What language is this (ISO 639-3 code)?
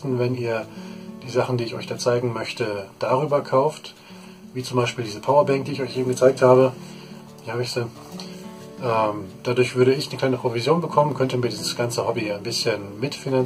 deu